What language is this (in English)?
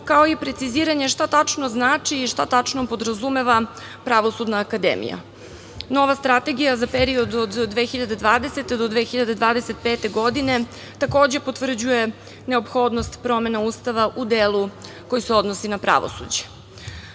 Serbian